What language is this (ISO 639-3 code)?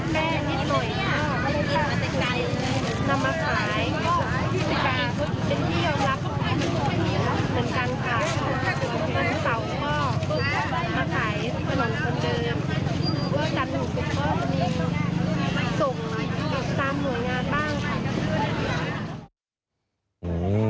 tha